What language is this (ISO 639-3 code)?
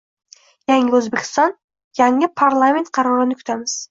uzb